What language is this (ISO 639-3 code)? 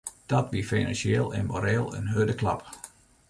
fry